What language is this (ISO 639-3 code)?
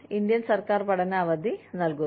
mal